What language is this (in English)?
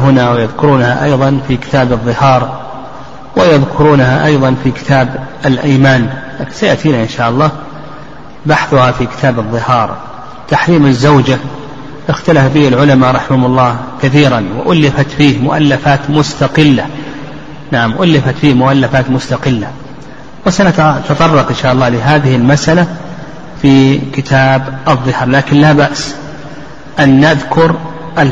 Arabic